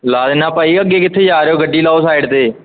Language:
Punjabi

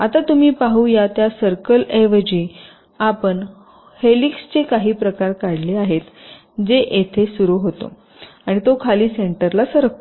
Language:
Marathi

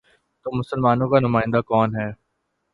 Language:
Urdu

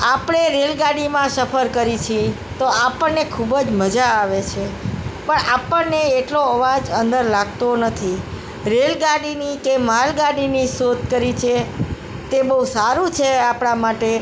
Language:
Gujarati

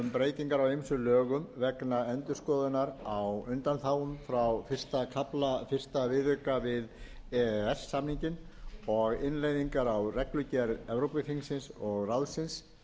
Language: Icelandic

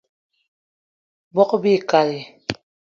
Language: Eton (Cameroon)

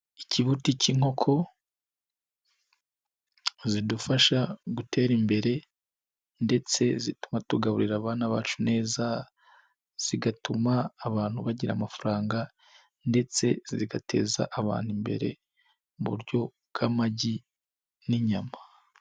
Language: Kinyarwanda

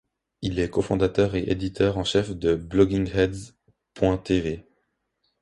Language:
French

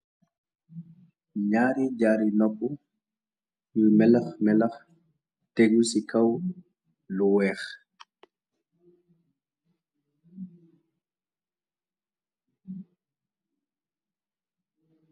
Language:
Wolof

